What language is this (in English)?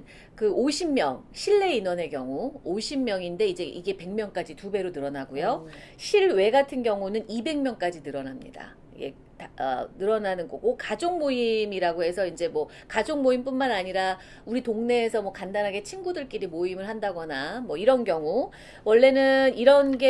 Korean